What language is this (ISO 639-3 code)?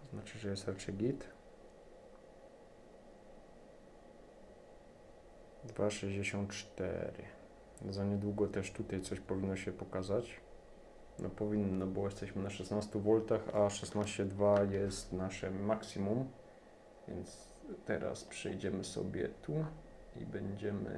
pol